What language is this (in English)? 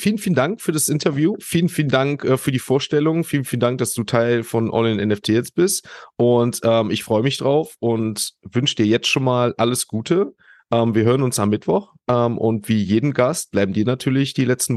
German